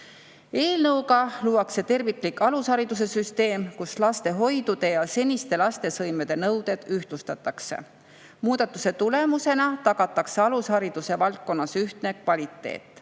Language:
Estonian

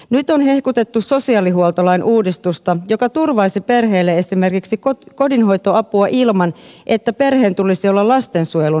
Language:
Finnish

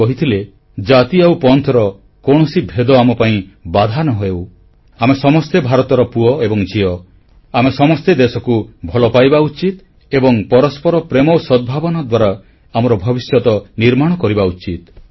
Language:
Odia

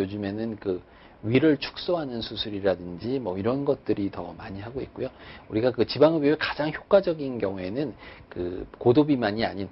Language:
Korean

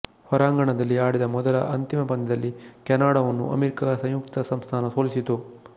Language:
Kannada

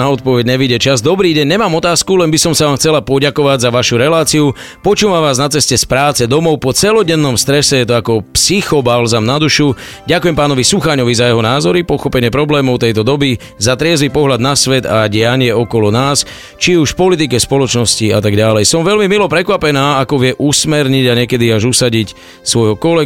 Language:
Slovak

